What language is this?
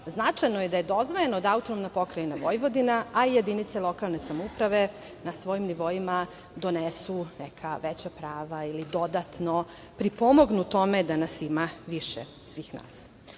Serbian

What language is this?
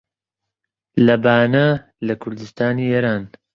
Central Kurdish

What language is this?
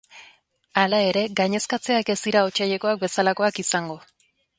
Basque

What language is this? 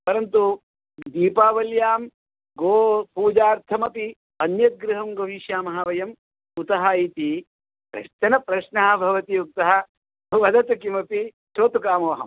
Sanskrit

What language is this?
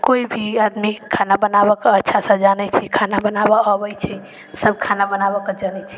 Maithili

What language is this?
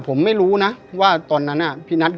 Thai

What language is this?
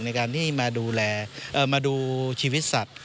Thai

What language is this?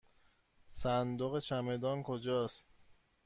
Persian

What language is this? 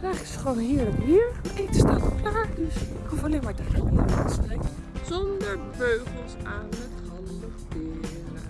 Dutch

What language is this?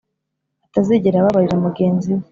Kinyarwanda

